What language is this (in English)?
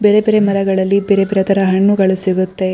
Kannada